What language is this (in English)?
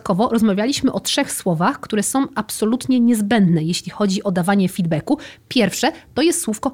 Polish